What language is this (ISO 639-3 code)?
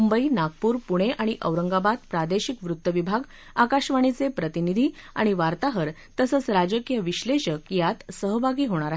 mar